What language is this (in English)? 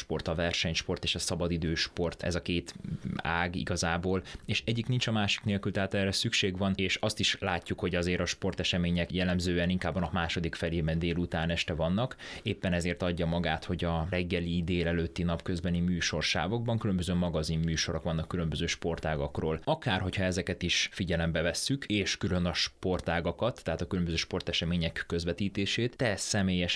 Hungarian